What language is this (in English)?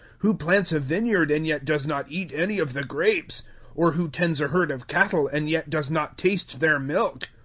English